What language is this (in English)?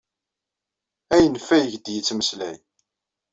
Kabyle